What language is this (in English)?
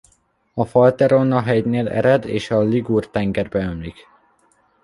Hungarian